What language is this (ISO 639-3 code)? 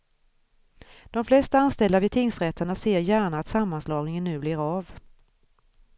swe